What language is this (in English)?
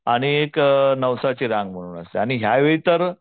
Marathi